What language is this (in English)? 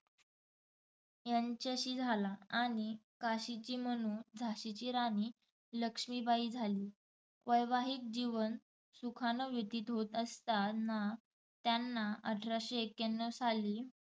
Marathi